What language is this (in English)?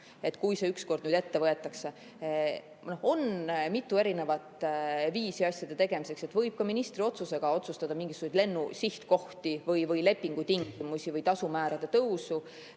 Estonian